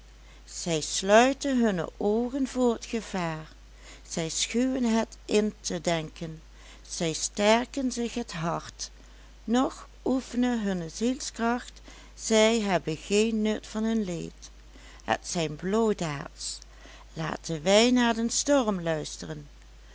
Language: Dutch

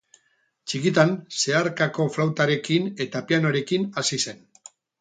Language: Basque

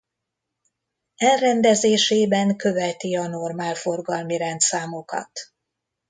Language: Hungarian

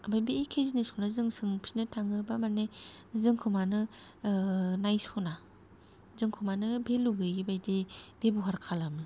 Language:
Bodo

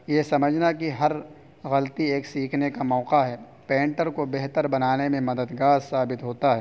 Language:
Urdu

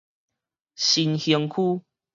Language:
Min Nan Chinese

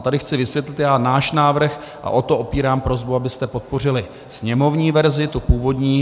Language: Czech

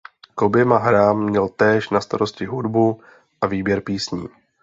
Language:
Czech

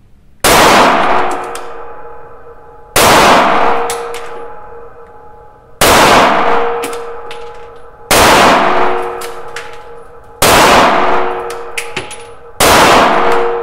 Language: French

